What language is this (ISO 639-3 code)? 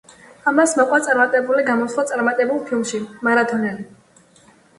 kat